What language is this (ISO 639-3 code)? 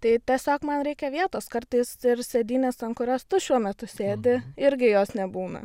lit